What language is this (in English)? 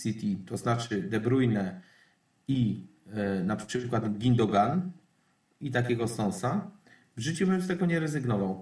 Polish